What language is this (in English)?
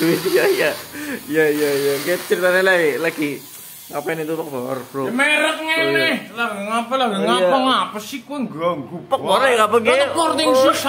Indonesian